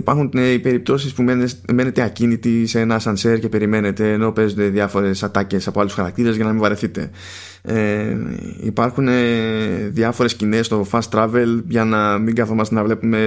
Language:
Greek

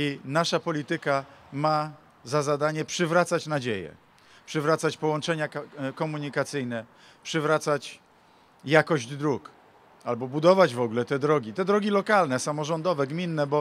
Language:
Polish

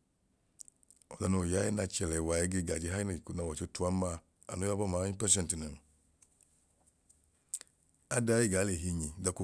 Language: Idoma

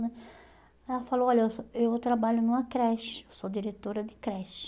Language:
Portuguese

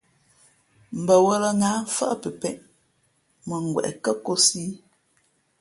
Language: Fe'fe'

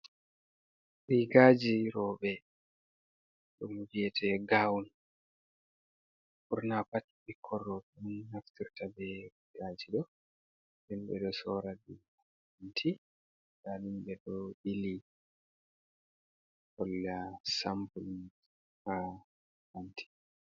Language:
Fula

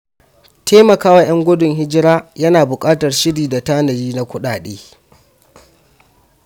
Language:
Hausa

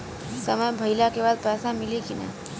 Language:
Bhojpuri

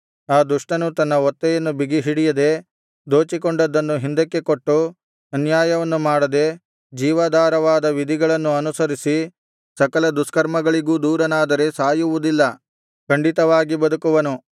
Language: Kannada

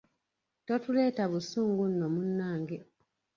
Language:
Ganda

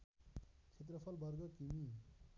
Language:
Nepali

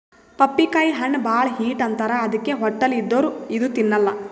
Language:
Kannada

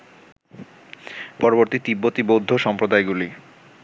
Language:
Bangla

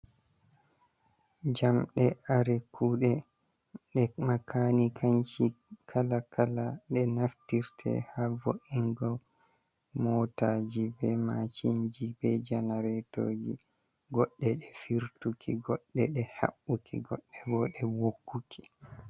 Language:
Fula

